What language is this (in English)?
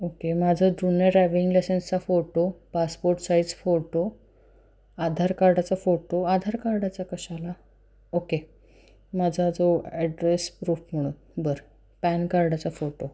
Marathi